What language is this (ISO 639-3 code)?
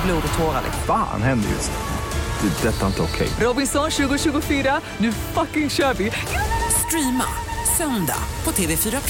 swe